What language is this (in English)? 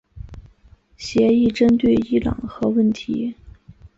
Chinese